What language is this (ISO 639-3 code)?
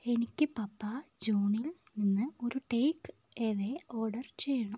mal